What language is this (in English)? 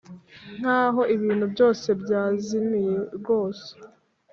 Kinyarwanda